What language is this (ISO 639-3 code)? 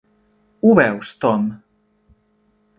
cat